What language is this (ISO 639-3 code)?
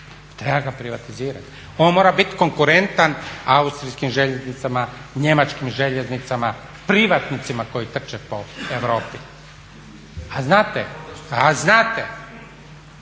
hrv